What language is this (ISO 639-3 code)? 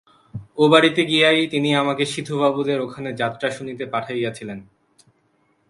ben